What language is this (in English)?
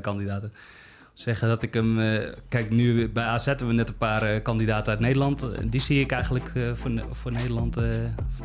Dutch